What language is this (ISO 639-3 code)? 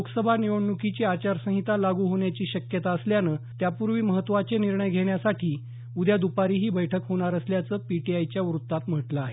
mar